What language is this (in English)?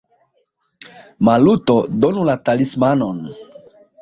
Esperanto